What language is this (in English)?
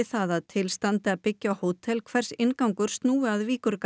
Icelandic